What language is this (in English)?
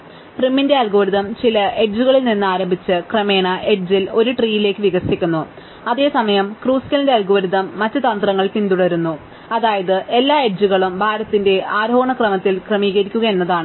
Malayalam